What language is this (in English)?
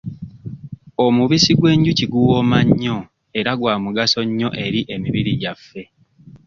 Ganda